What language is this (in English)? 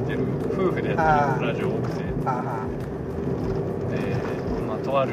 Japanese